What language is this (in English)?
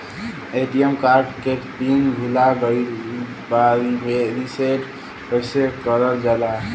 Bhojpuri